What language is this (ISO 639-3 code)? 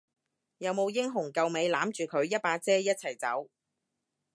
yue